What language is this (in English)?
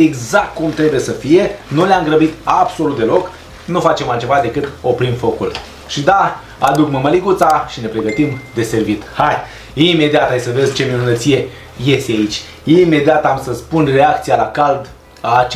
Romanian